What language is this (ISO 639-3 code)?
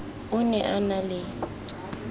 tsn